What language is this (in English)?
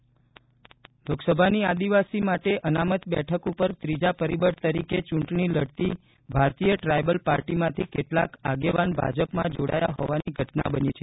Gujarati